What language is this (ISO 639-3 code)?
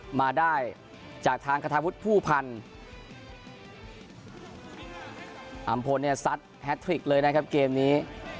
tha